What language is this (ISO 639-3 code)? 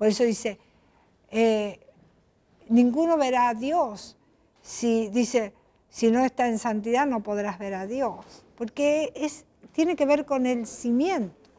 spa